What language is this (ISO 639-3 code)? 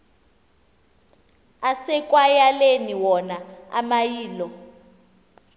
xho